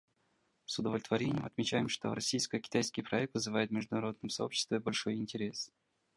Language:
Russian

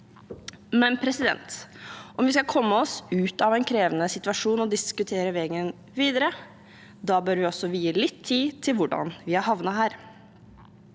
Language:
Norwegian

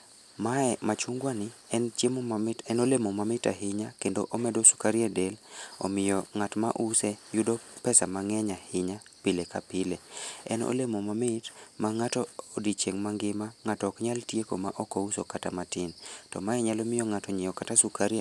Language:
Luo (Kenya and Tanzania)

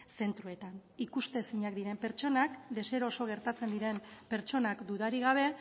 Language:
Basque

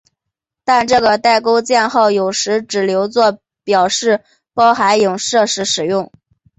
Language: Chinese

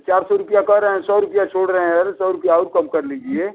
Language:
Hindi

